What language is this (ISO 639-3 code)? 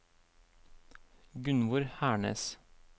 nor